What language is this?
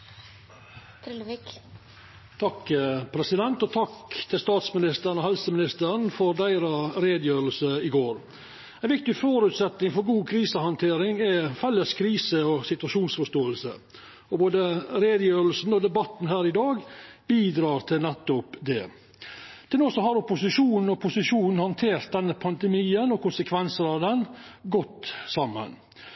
Norwegian Nynorsk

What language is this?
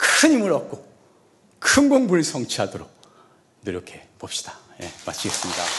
Korean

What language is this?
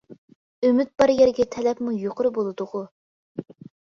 Uyghur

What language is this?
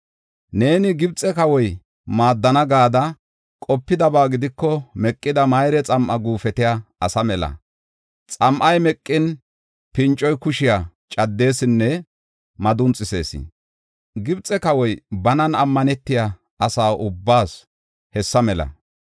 Gofa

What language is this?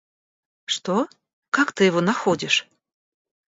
Russian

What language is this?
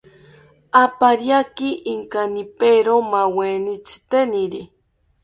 South Ucayali Ashéninka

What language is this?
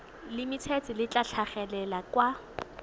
Tswana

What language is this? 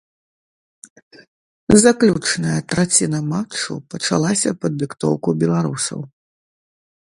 Belarusian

